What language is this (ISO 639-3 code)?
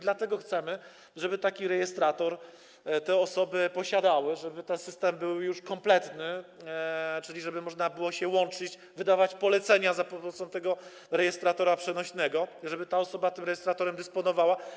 pol